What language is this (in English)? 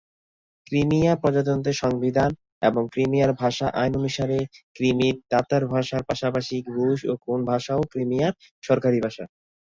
Bangla